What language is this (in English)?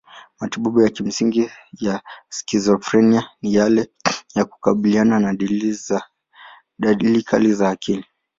Swahili